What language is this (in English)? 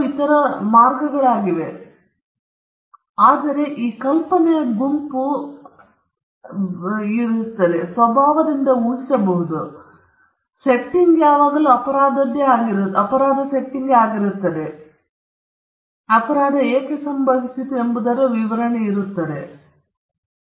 Kannada